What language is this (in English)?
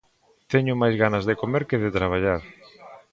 Galician